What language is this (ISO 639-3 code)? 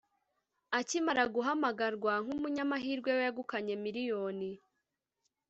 kin